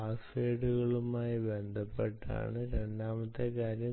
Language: Malayalam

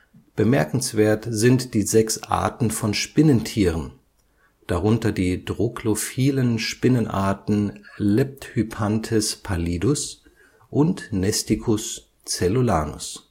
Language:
German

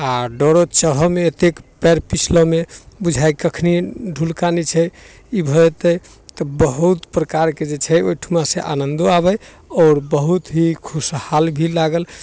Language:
Maithili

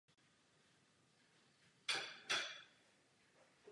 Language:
Czech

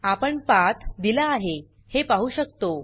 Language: Marathi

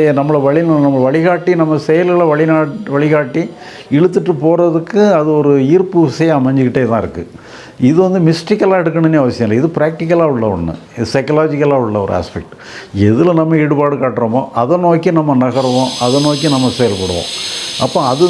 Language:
English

